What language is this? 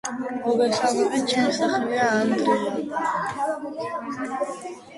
Georgian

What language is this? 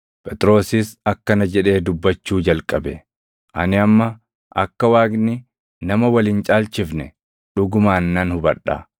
Oromo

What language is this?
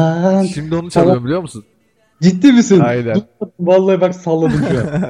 Turkish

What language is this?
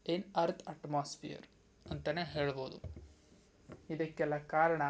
Kannada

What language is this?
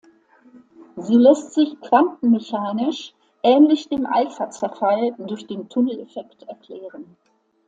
German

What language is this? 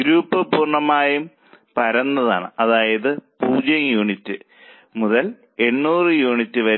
Malayalam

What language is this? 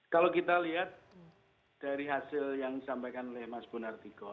Indonesian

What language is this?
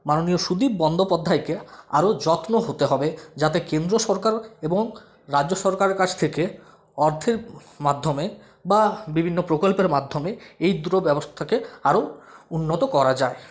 Bangla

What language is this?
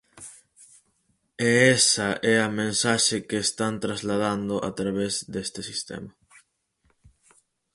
Galician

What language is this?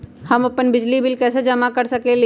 Magahi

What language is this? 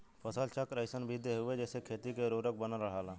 Bhojpuri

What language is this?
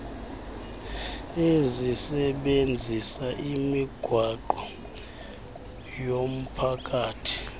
Xhosa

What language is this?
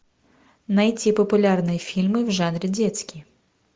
Russian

